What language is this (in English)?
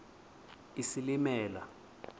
Xhosa